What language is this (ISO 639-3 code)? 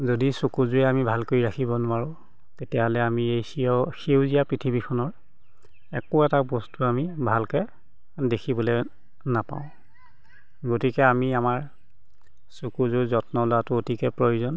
asm